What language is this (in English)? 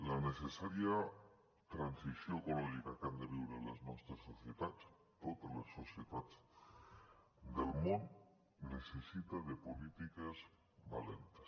Catalan